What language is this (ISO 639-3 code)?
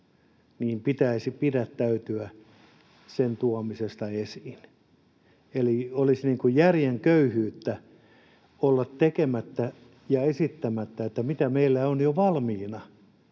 fin